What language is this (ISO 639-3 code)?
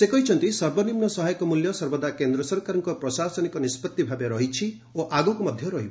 ori